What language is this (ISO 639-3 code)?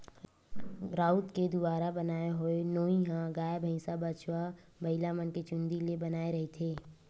hne